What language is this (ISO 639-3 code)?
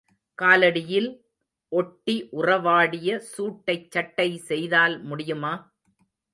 tam